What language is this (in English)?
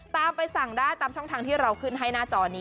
Thai